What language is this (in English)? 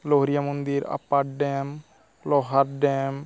Santali